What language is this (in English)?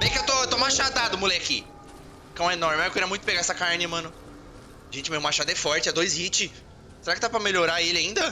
Portuguese